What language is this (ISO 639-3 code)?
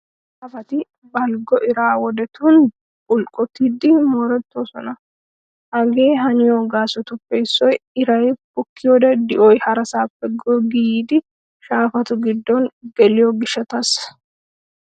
wal